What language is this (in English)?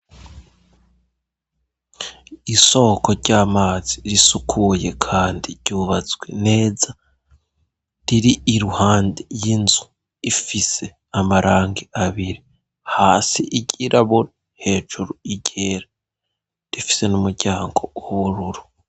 Rundi